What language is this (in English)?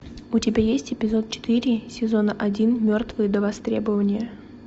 Russian